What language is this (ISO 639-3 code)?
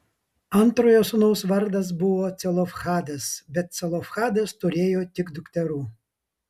lit